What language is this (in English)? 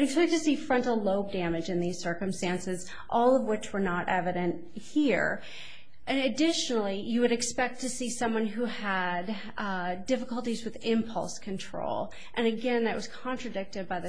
English